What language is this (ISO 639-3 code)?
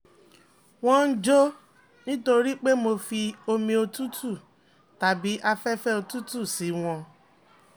yor